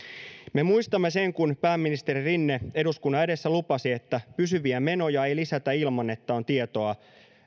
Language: Finnish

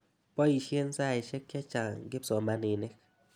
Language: Kalenjin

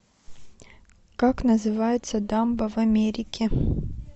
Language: Russian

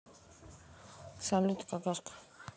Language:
Russian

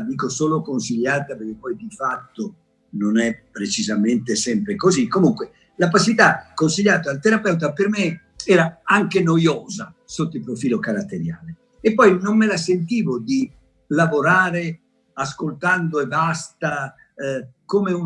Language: Italian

